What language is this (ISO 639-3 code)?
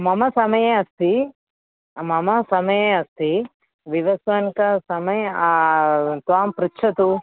san